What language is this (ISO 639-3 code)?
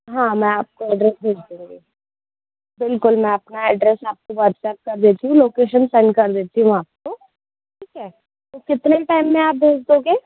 hin